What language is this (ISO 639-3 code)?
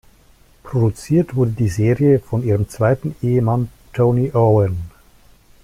deu